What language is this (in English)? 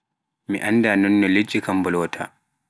Pular